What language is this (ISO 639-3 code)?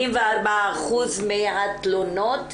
heb